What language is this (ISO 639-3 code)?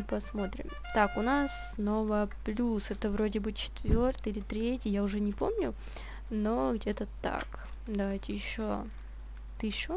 rus